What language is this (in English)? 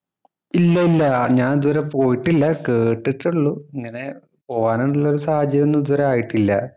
Malayalam